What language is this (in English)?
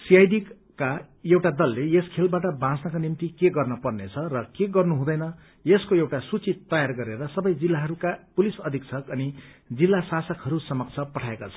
Nepali